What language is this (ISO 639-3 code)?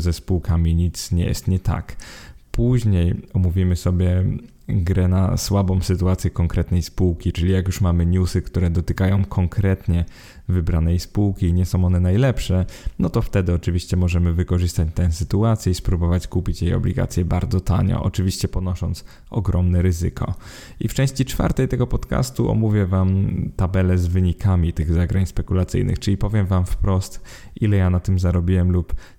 pol